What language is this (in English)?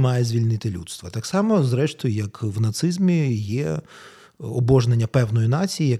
Ukrainian